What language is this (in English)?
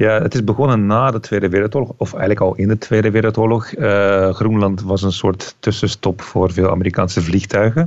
Dutch